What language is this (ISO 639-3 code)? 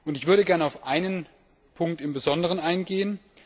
deu